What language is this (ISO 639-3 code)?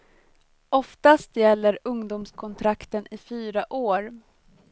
swe